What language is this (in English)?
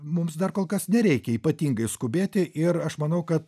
Lithuanian